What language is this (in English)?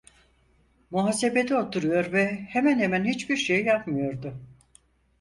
Turkish